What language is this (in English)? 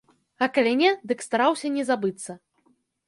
Belarusian